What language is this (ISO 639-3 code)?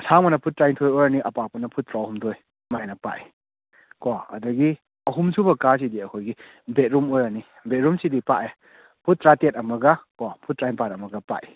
mni